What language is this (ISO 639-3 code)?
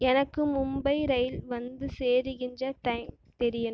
tam